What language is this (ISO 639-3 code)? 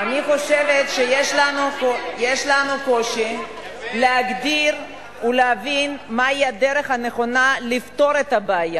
heb